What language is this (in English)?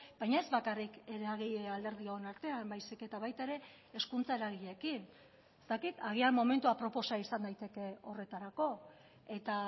Basque